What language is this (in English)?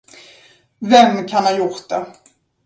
Swedish